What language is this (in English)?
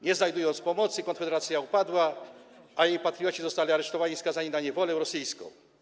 Polish